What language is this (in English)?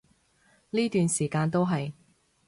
Cantonese